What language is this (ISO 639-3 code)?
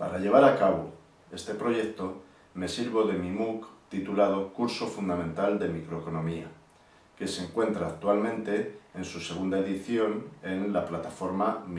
spa